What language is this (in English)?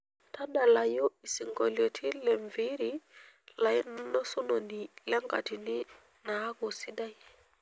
Masai